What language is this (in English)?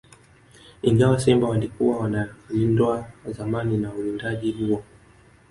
Swahili